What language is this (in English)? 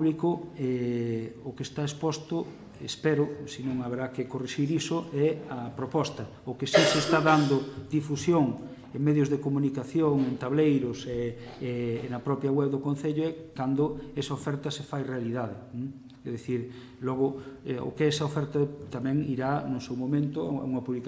Galician